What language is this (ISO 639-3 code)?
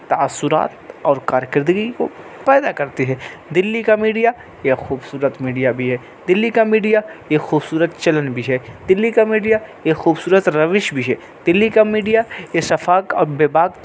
urd